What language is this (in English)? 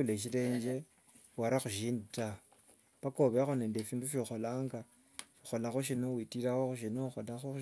Wanga